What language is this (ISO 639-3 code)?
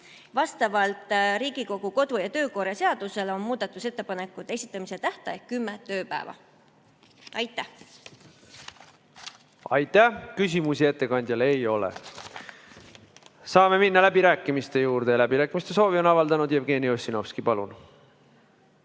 est